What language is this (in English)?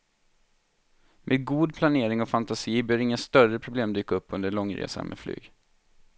Swedish